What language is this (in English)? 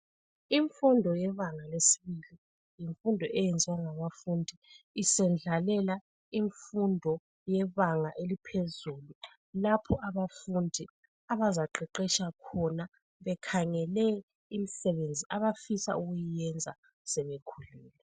North Ndebele